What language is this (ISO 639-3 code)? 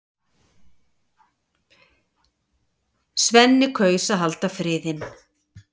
isl